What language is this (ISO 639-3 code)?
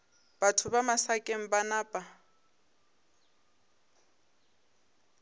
nso